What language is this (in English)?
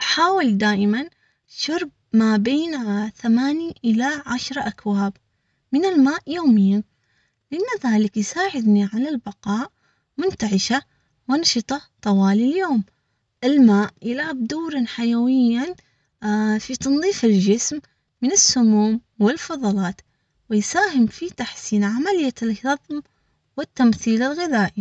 Omani Arabic